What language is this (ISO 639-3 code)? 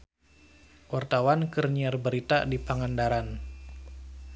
sun